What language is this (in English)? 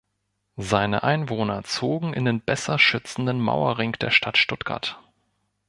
German